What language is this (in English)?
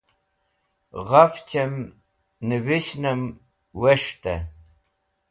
Wakhi